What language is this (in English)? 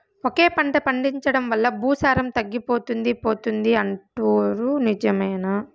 Telugu